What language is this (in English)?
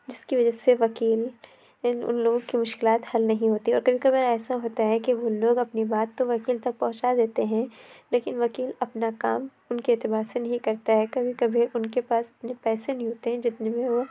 Urdu